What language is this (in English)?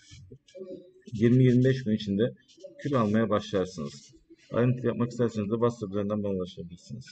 Turkish